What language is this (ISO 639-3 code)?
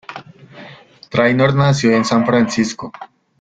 spa